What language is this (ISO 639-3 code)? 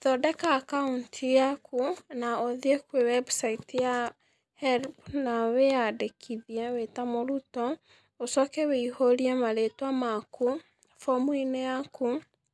kik